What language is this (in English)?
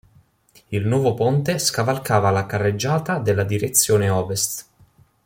Italian